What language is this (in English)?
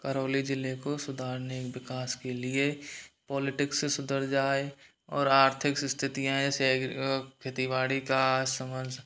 Hindi